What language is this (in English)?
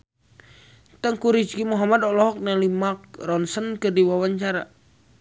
Sundanese